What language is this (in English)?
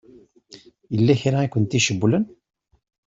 Kabyle